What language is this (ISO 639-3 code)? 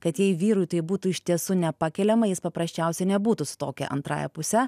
lit